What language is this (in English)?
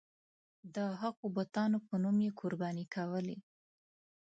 Pashto